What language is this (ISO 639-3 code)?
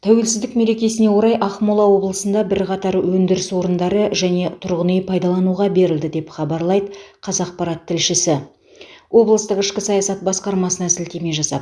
kaz